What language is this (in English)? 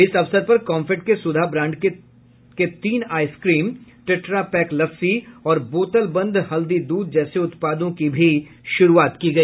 Hindi